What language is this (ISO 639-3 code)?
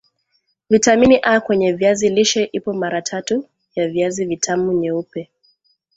swa